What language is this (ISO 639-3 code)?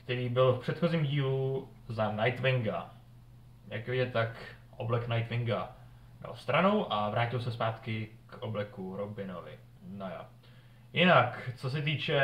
ces